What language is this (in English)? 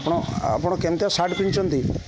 Odia